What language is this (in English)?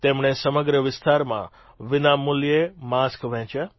Gujarati